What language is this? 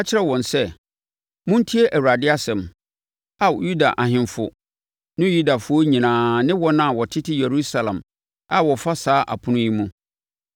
Akan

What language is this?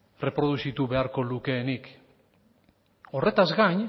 Basque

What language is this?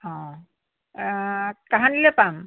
Assamese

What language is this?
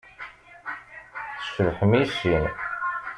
Kabyle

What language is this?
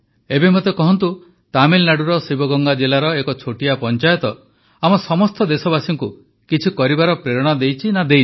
Odia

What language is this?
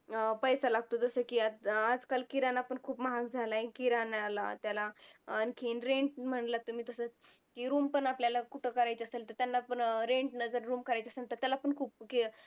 Marathi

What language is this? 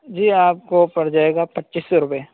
Urdu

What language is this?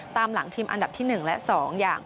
Thai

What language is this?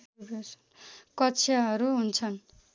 Nepali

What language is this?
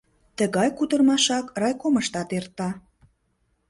Mari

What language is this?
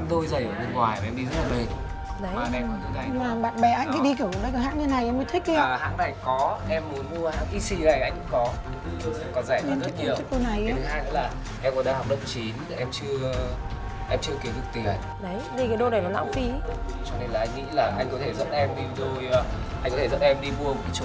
Vietnamese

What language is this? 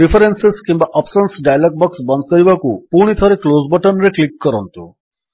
Odia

